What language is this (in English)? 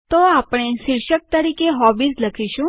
Gujarati